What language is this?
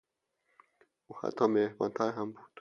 Persian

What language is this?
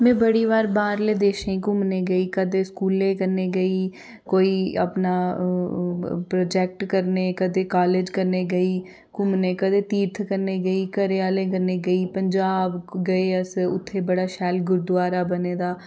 Dogri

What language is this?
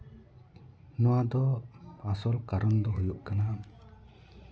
Santali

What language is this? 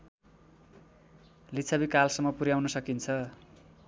Nepali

